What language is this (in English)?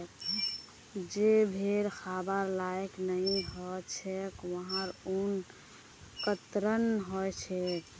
Magahi